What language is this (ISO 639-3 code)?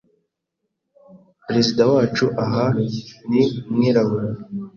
kin